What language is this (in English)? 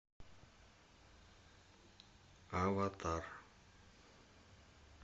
Russian